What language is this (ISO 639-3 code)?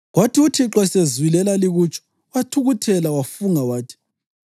nde